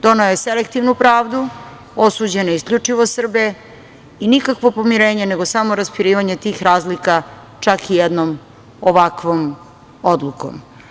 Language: Serbian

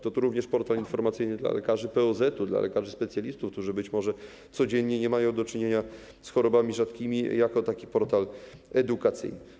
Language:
Polish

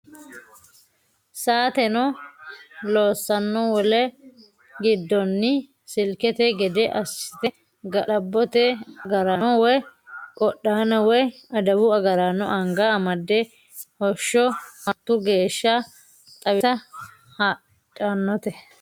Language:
Sidamo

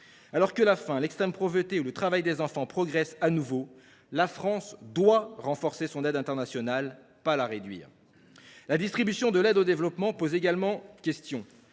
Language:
French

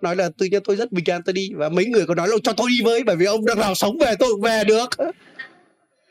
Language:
Vietnamese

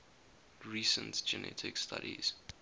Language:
English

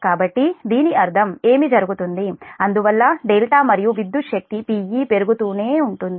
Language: Telugu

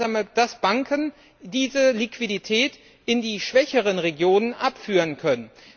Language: German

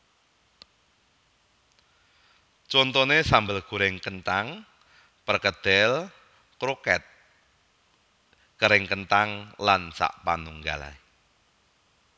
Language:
Javanese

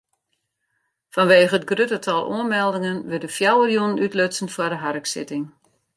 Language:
Western Frisian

